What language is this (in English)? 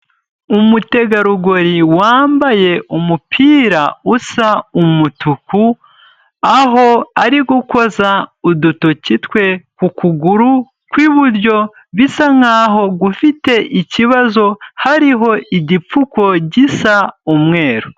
Kinyarwanda